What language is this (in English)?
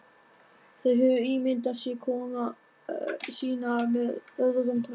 Icelandic